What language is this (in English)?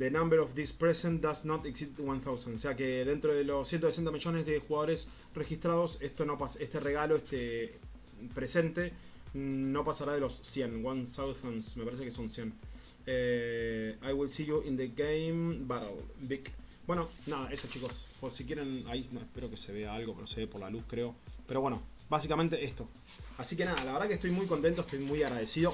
Spanish